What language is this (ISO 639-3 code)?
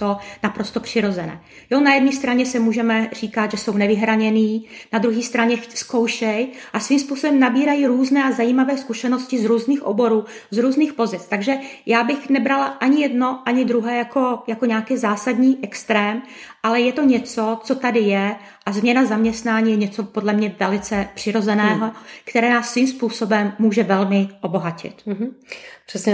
ces